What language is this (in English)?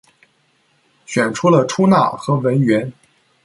Chinese